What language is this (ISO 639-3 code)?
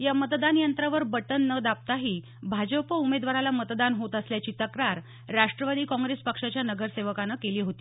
mar